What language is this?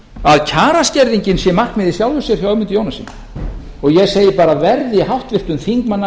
Icelandic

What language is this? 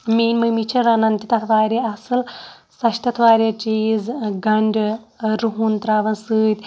Kashmiri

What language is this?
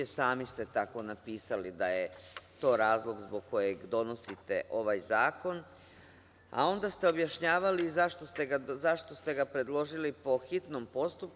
Serbian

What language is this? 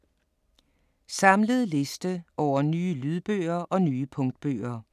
Danish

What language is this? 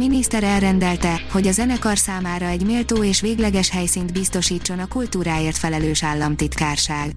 Hungarian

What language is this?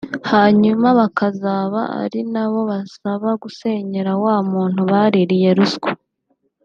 Kinyarwanda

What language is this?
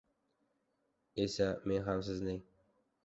Uzbek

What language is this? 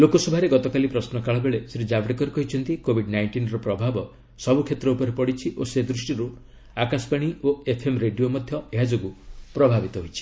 Odia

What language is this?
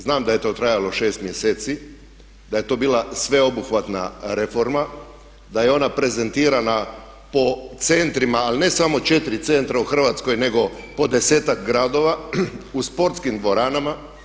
Croatian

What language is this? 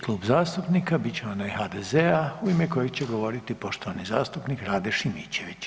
Croatian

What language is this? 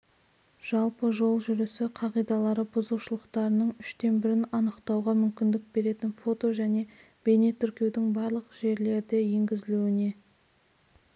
Kazakh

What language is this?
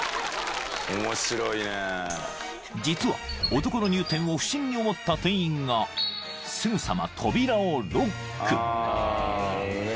Japanese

